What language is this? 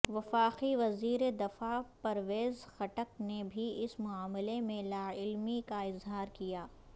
Urdu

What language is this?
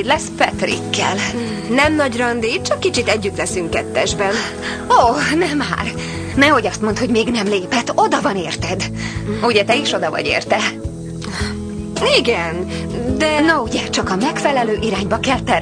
Hungarian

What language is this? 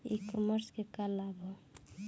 Bhojpuri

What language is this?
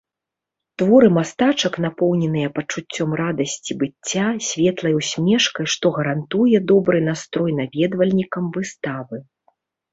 Belarusian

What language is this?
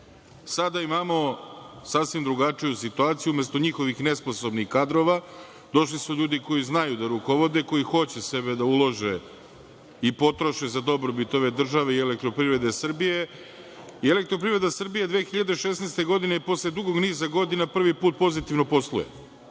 Serbian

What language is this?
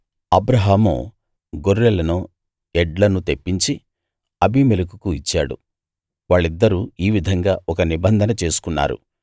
Telugu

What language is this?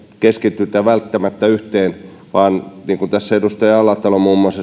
Finnish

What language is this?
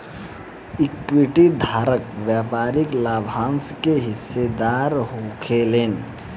Bhojpuri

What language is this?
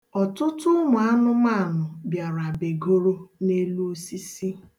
Igbo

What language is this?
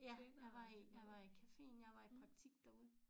Danish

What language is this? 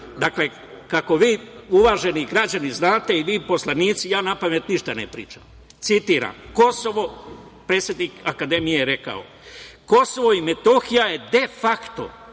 Serbian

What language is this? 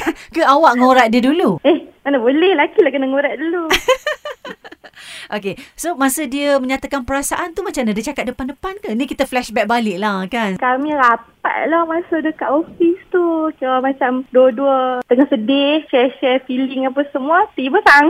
Malay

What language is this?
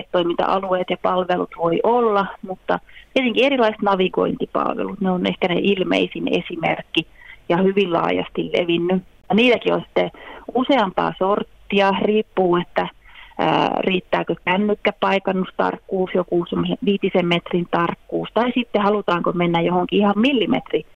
Finnish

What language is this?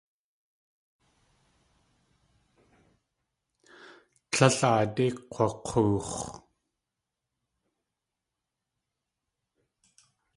Tlingit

